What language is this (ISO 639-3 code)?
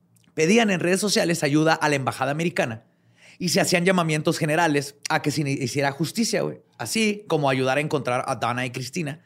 spa